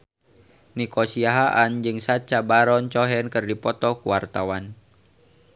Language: Sundanese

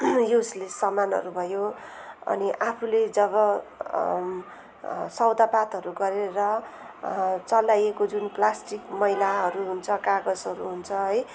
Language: Nepali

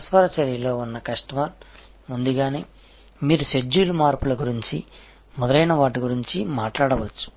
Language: Telugu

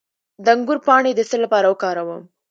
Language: Pashto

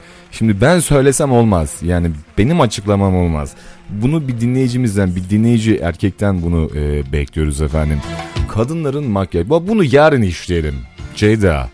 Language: Turkish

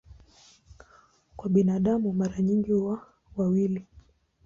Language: Swahili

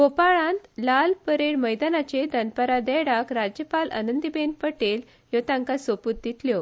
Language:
Konkani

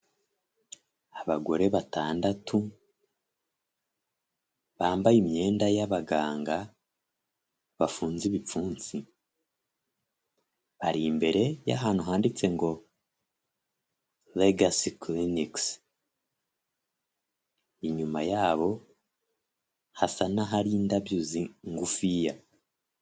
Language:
Kinyarwanda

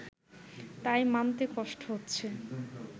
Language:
Bangla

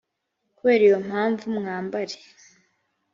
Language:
Kinyarwanda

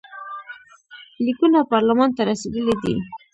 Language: Pashto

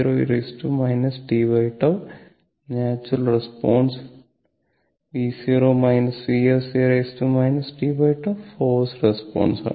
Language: Malayalam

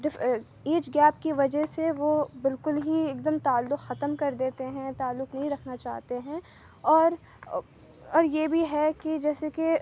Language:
Urdu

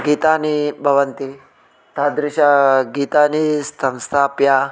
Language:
Sanskrit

